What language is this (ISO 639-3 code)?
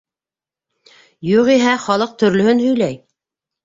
bak